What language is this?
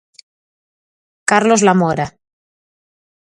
Galician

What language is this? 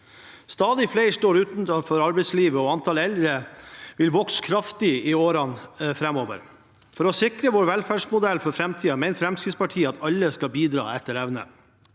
Norwegian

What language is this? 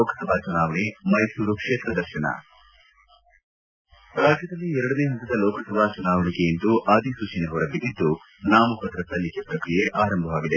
Kannada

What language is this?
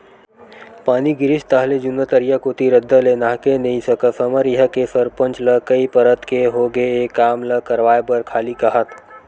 Chhattisgarhi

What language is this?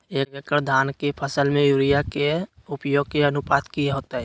Magahi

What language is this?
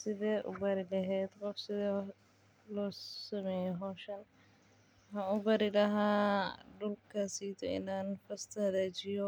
Somali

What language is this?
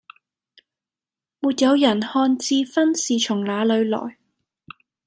Cantonese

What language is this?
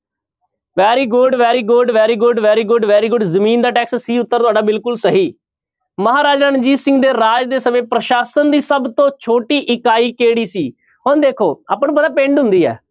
Punjabi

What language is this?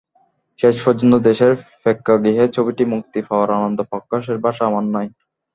Bangla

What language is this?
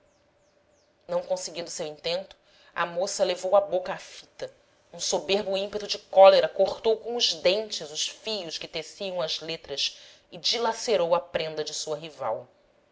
Portuguese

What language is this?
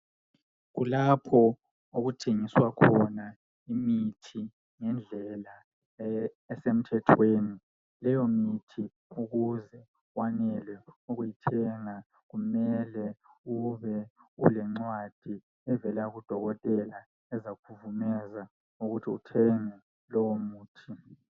North Ndebele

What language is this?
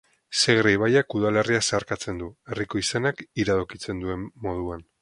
Basque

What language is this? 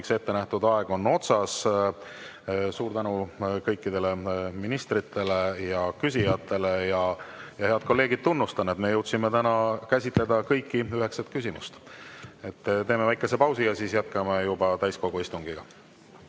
Estonian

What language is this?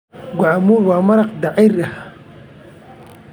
Somali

